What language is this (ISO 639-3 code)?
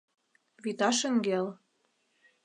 chm